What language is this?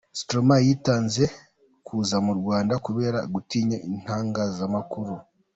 Kinyarwanda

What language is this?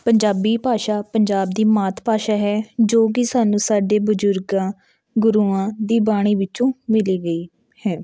Punjabi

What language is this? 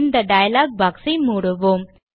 Tamil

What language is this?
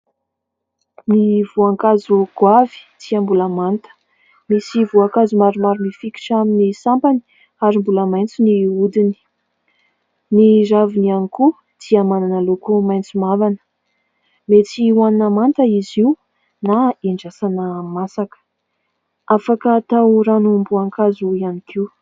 Malagasy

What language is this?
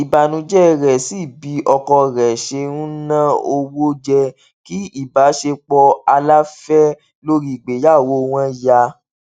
Yoruba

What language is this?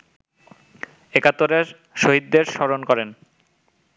Bangla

